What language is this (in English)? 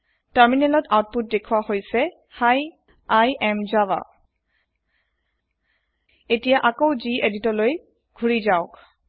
Assamese